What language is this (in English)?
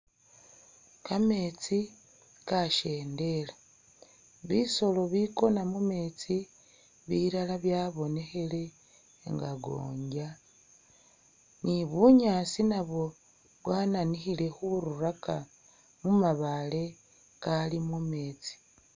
Masaaba